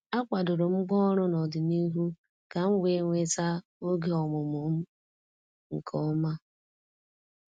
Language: Igbo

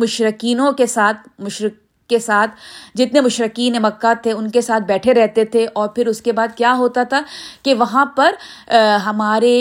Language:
Urdu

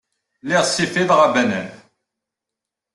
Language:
Kabyle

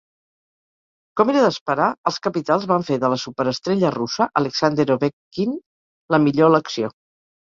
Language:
Catalan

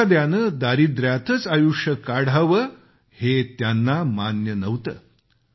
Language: Marathi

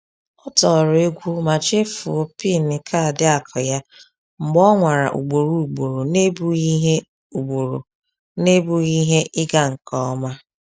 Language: Igbo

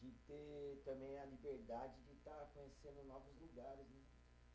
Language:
Portuguese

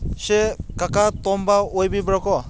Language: Manipuri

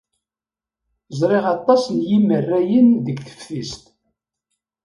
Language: Kabyle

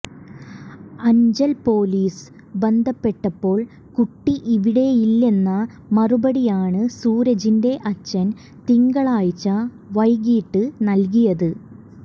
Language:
Malayalam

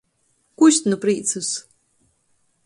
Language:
Latgalian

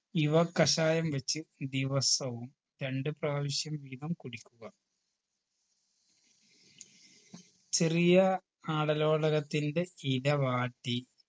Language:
Malayalam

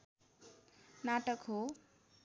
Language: Nepali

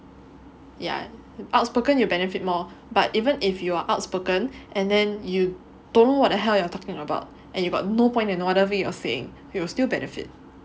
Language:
English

